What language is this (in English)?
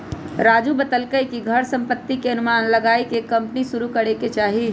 Magahi